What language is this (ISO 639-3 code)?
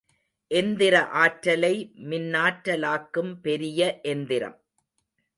tam